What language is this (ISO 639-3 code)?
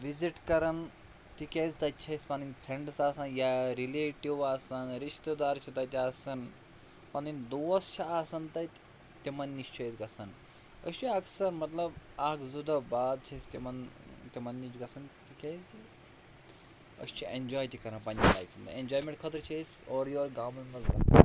kas